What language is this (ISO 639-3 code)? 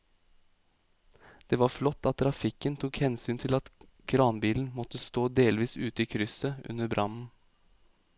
nor